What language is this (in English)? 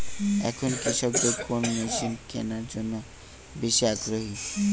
Bangla